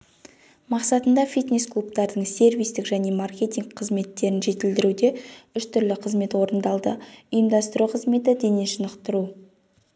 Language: Kazakh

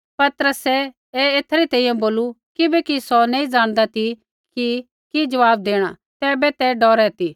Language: Kullu Pahari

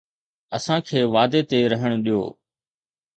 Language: Sindhi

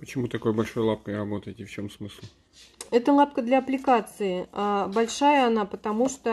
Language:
Russian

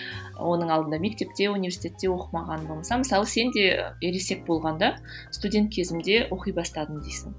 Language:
Kazakh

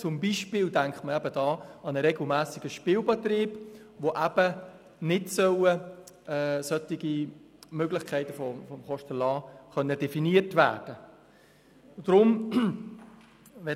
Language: Swiss German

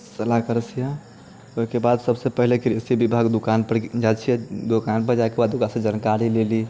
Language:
Maithili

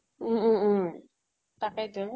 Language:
Assamese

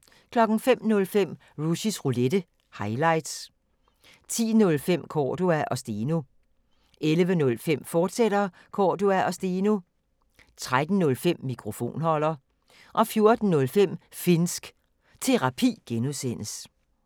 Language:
Danish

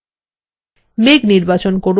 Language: Bangla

